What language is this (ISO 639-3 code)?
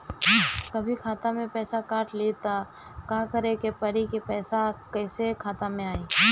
bho